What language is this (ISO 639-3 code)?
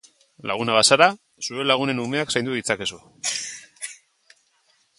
eus